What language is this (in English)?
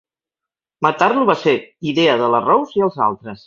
Catalan